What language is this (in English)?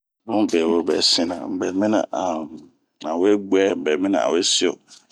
Bomu